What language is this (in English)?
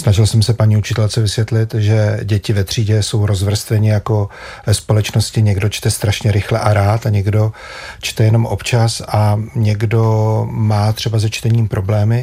Czech